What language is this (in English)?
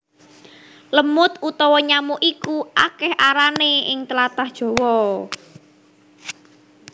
Javanese